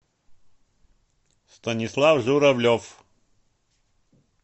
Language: Russian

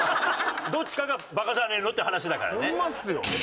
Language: Japanese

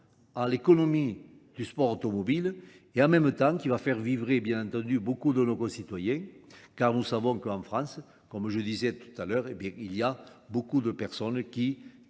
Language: French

